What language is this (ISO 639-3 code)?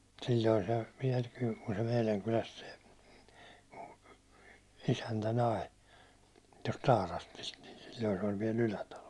fin